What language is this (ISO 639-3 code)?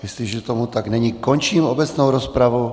ces